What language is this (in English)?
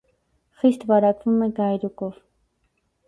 Armenian